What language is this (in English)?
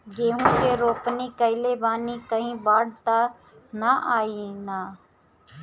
Bhojpuri